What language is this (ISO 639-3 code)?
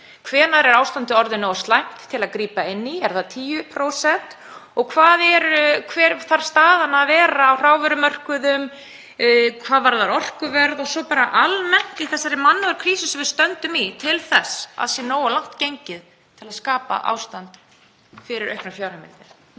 isl